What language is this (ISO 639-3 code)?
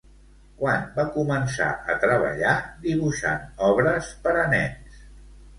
cat